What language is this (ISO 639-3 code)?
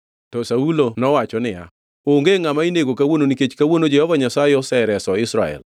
luo